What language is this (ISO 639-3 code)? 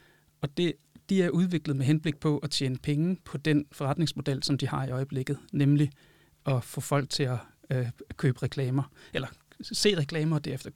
dan